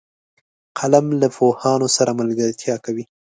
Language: Pashto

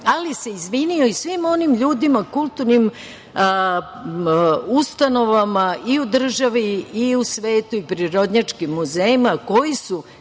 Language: Serbian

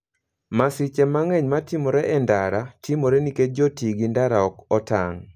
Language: Luo (Kenya and Tanzania)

